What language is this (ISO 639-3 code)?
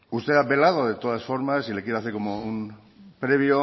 spa